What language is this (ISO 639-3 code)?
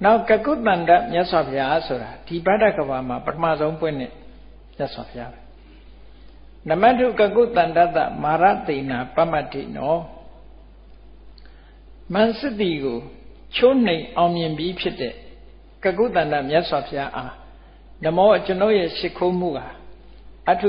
vie